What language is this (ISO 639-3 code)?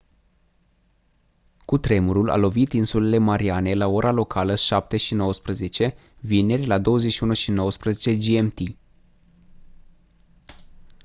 ron